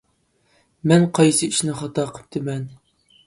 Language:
Uyghur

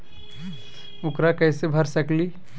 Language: Magahi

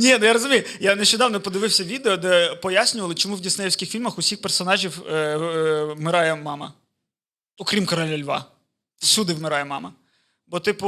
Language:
Ukrainian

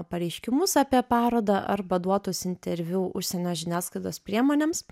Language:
Lithuanian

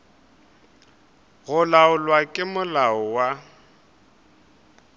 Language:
Northern Sotho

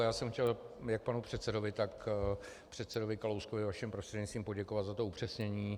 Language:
Czech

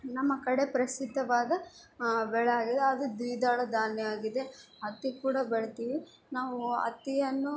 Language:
Kannada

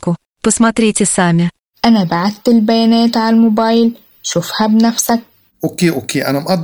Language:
Arabic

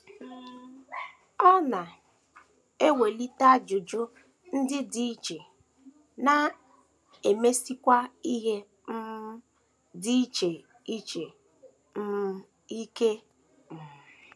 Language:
Igbo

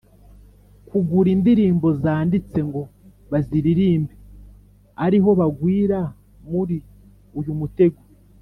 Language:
Kinyarwanda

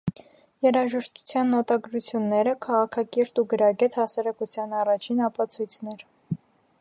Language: Armenian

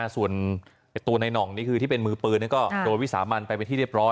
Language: Thai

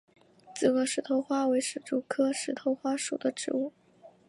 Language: Chinese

